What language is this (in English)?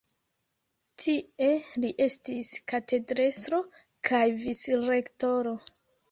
Esperanto